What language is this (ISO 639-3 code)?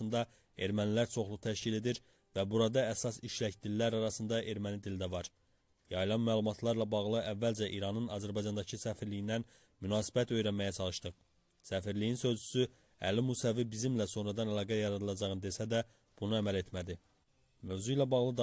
tur